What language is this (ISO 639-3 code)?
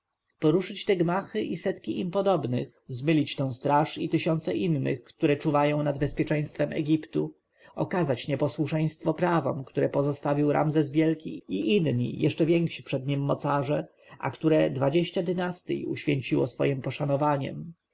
pol